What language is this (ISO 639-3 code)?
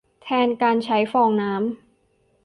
tha